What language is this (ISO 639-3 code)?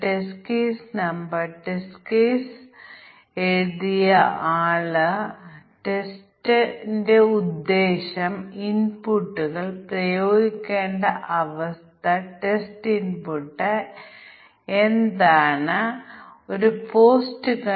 mal